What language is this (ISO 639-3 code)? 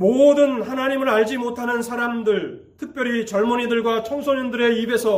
kor